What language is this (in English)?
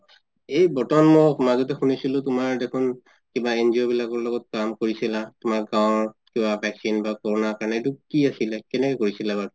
Assamese